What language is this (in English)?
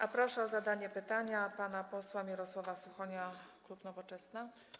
Polish